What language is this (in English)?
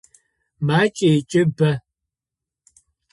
Adyghe